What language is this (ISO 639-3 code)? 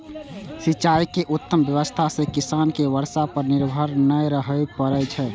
mai